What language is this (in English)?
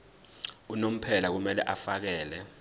Zulu